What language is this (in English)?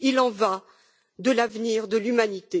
French